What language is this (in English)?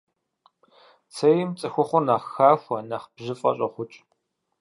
Kabardian